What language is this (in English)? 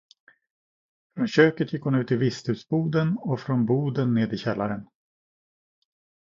Swedish